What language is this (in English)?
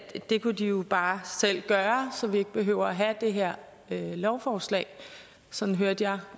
Danish